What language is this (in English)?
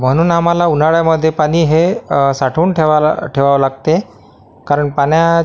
Marathi